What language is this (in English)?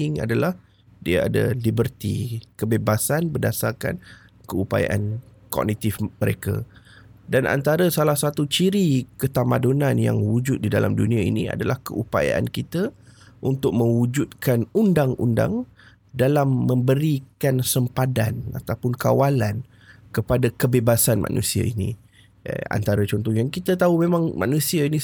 Malay